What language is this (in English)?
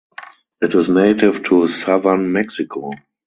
English